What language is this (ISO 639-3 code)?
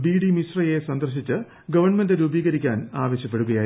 mal